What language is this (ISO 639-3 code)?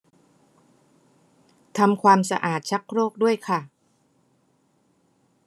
tha